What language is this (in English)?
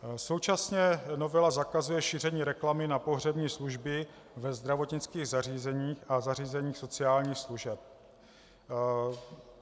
Czech